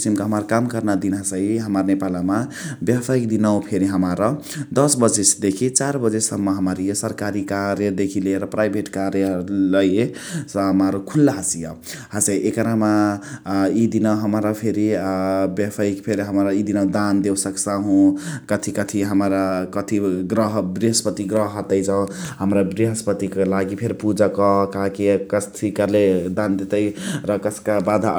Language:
Chitwania Tharu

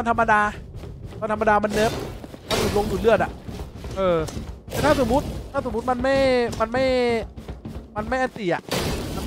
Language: Thai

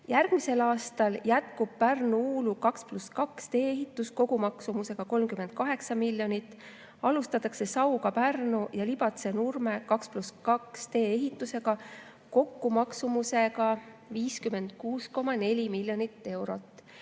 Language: Estonian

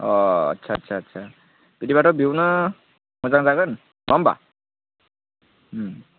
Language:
Bodo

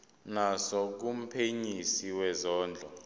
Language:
Zulu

